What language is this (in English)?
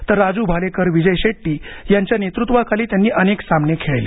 Marathi